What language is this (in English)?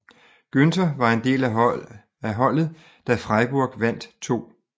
Danish